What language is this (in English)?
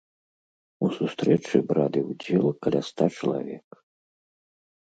Belarusian